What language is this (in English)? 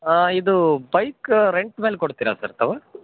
Kannada